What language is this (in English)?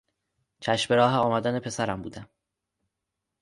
Persian